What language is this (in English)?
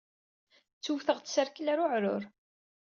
Kabyle